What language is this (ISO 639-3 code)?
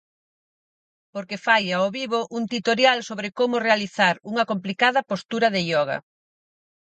glg